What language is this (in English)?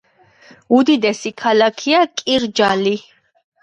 Georgian